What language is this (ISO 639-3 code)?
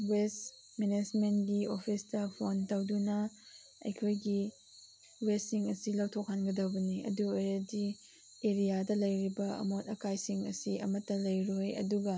mni